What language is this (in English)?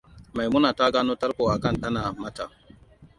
Hausa